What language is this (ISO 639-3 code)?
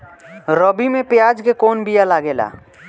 bho